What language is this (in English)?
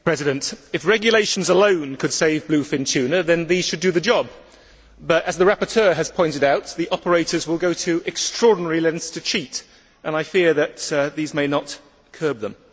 English